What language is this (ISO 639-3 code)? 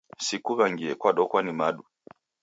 dav